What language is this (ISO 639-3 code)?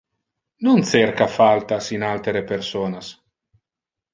ina